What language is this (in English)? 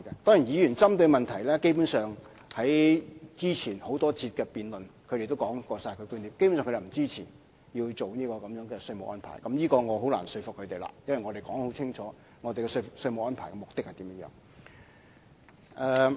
Cantonese